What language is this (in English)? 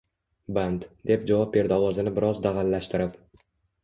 Uzbek